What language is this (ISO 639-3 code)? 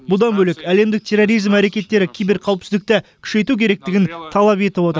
kaz